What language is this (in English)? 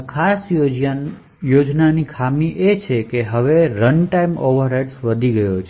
Gujarati